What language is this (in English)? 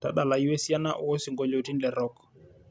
Masai